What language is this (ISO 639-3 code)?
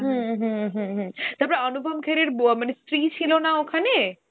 ben